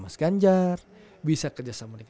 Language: Indonesian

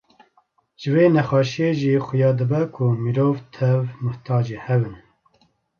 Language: Kurdish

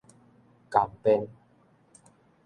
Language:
Min Nan Chinese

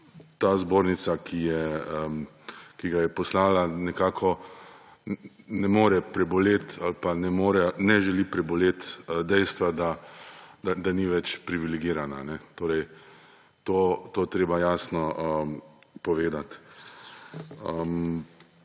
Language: Slovenian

